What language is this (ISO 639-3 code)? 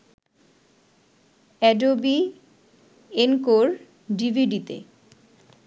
ben